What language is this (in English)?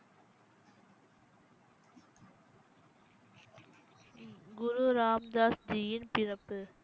Tamil